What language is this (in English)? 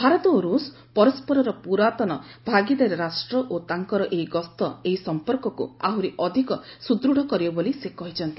Odia